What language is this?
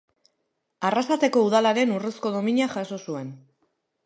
Basque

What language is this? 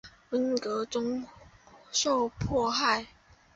Chinese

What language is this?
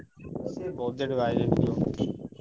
Odia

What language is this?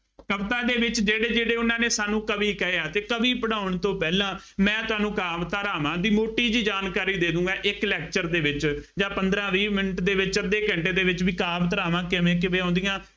Punjabi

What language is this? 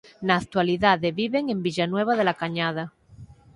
Galician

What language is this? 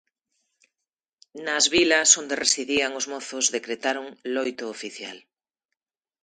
Galician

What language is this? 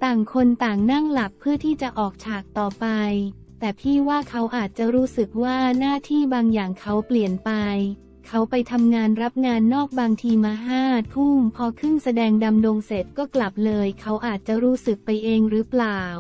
Thai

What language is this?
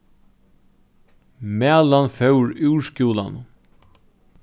Faroese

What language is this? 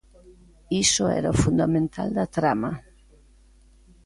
Galician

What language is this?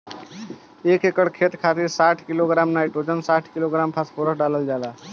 Bhojpuri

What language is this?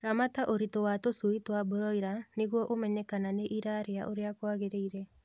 Kikuyu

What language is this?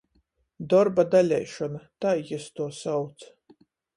Latgalian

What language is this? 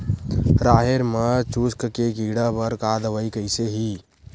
Chhattisgarhi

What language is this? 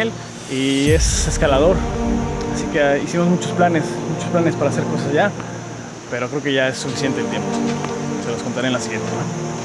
Spanish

